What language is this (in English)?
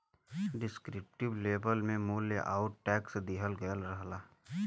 Bhojpuri